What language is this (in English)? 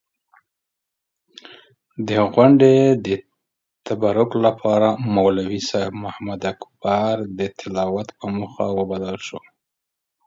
Pashto